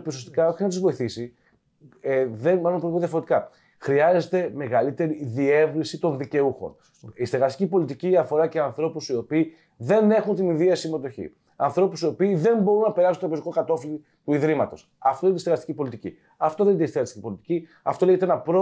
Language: Greek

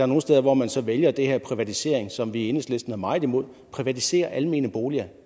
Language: Danish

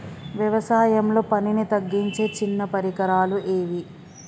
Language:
Telugu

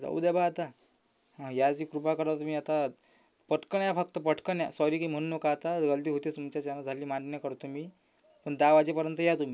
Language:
Marathi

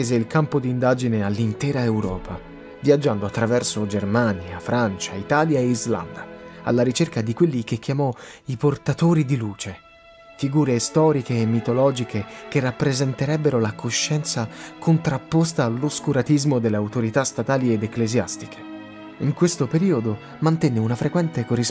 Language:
Italian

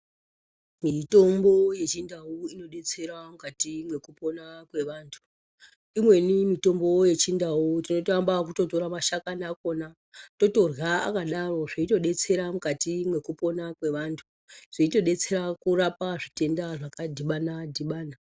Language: Ndau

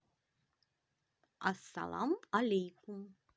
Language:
Russian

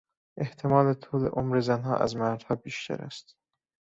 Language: Persian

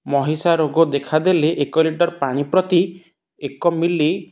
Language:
Odia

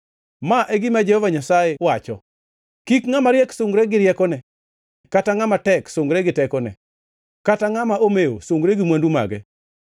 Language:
Luo (Kenya and Tanzania)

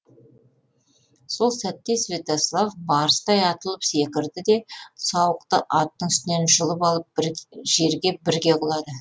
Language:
Kazakh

